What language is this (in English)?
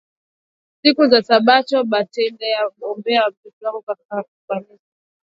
Swahili